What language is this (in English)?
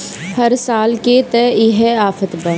Bhojpuri